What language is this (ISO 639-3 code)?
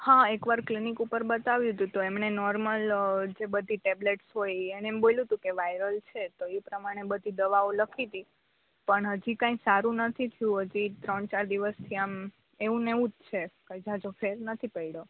guj